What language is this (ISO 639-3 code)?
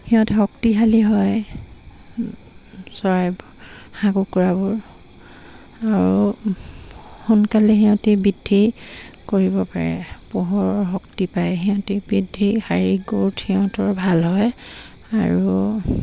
asm